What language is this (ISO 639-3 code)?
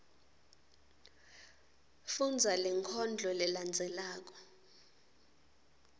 ssw